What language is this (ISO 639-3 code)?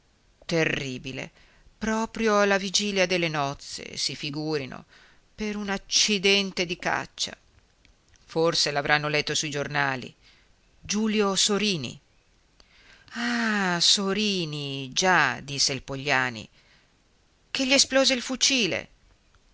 ita